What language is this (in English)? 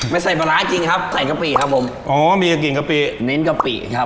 Thai